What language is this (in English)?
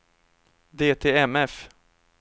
Swedish